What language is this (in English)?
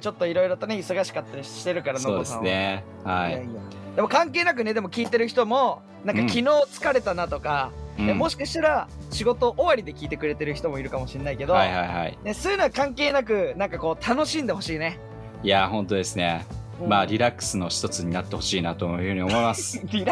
Japanese